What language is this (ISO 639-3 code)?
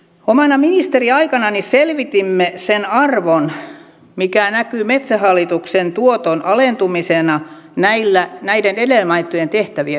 fin